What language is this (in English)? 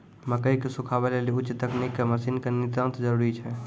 Maithili